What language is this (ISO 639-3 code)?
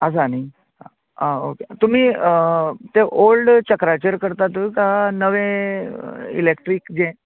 kok